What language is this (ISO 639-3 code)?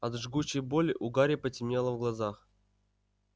rus